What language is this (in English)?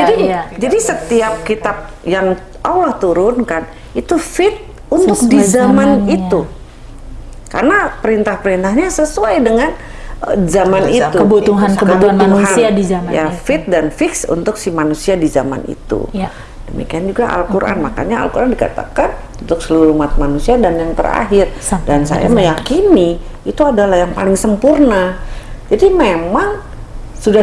Indonesian